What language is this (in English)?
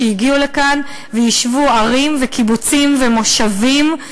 Hebrew